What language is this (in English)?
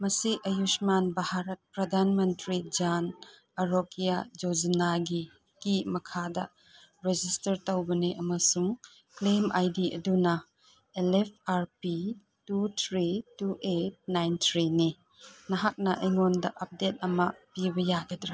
Manipuri